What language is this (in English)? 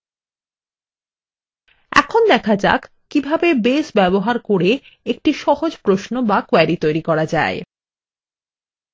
Bangla